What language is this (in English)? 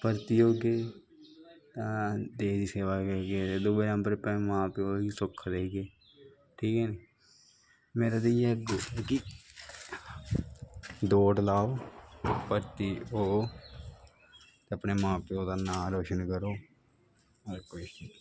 Dogri